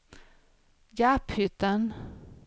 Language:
Swedish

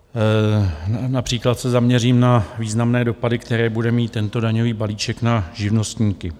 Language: Czech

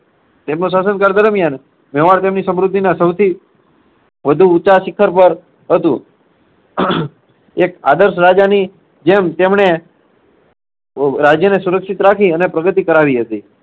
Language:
Gujarati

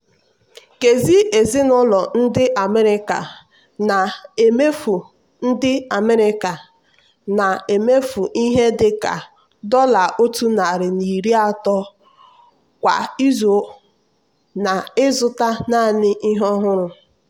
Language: Igbo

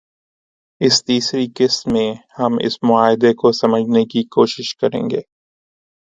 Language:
Urdu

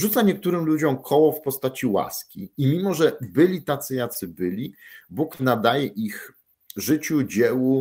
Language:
Polish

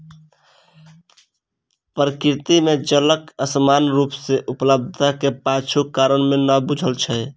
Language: Maithili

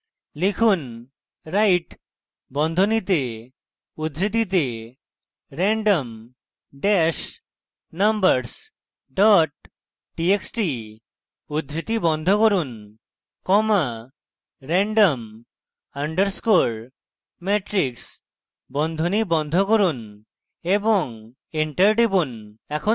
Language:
Bangla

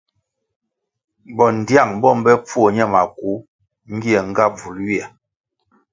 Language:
Kwasio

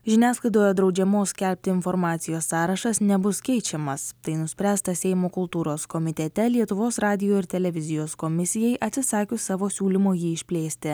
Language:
Lithuanian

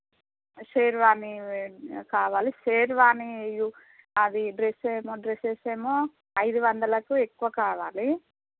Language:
Telugu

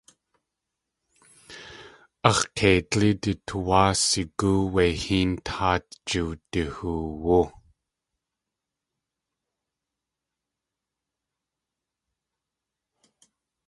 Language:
Tlingit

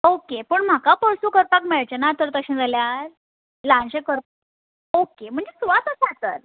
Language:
Konkani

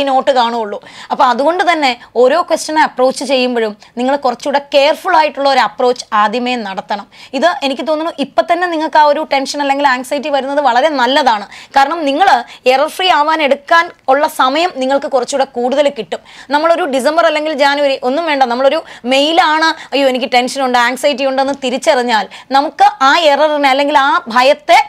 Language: Malayalam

